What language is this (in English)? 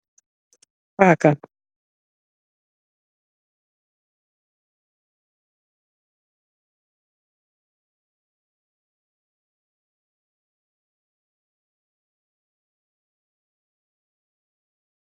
Wolof